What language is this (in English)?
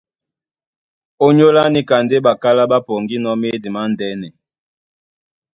Duala